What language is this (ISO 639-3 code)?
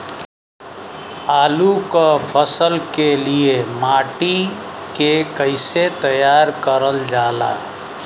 bho